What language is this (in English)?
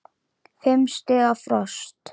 Icelandic